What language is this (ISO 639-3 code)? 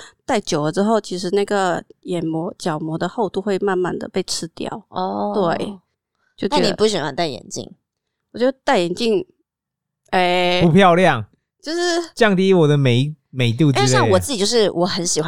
zho